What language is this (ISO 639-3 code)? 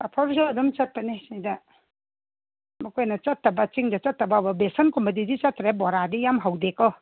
mni